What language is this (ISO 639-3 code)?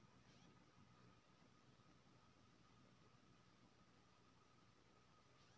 mai